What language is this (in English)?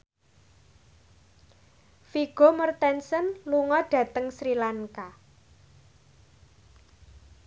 Javanese